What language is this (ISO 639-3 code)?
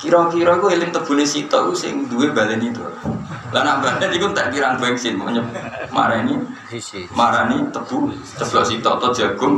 ind